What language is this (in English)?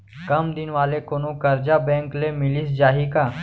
Chhattisgarhi